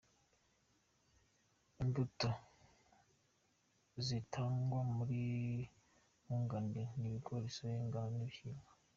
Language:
Kinyarwanda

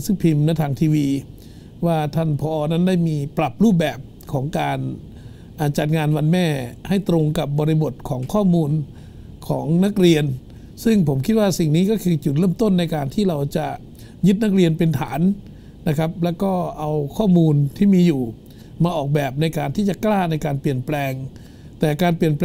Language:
Thai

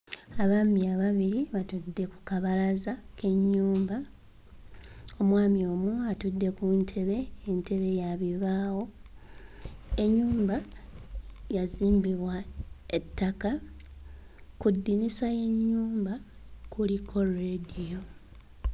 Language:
Ganda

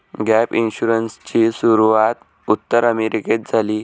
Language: Marathi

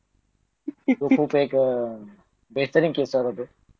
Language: Marathi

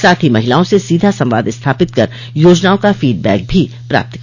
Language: Hindi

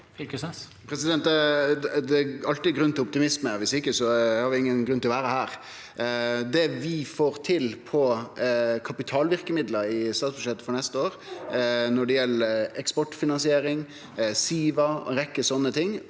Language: Norwegian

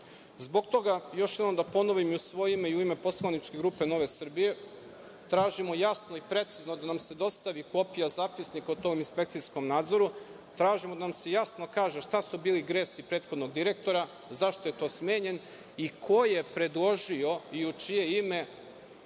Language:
Serbian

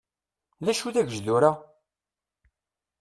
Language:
Kabyle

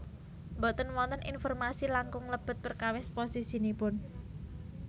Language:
Javanese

